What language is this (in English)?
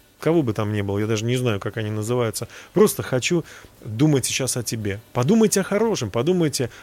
Russian